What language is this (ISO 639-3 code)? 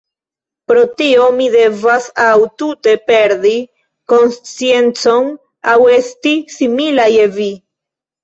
epo